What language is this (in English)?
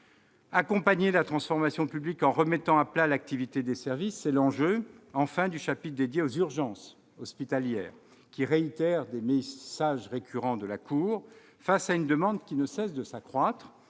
French